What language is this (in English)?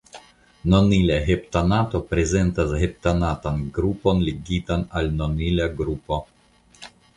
Esperanto